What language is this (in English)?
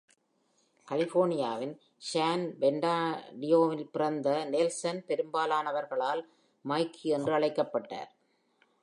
Tamil